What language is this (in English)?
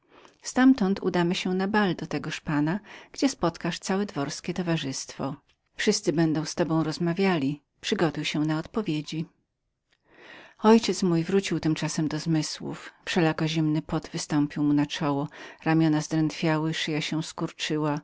Polish